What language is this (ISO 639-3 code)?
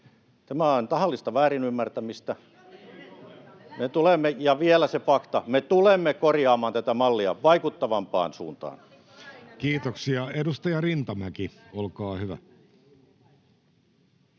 fin